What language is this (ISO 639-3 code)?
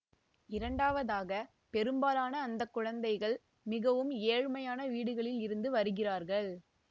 tam